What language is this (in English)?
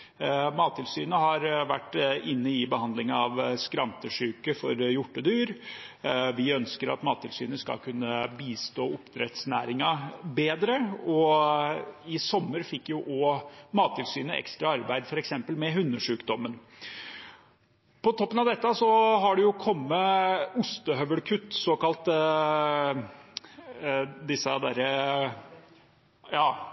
Norwegian Bokmål